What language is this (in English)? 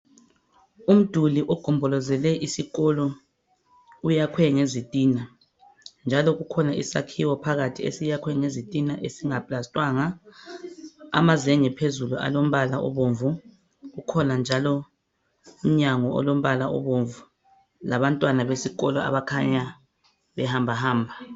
North Ndebele